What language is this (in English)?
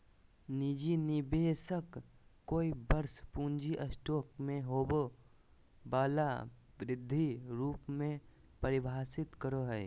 Magahi